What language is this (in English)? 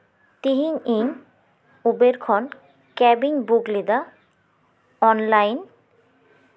Santali